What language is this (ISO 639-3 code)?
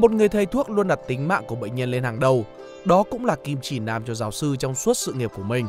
vie